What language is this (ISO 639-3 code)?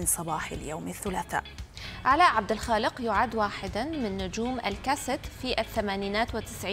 ara